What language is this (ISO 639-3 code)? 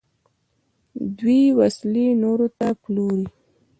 pus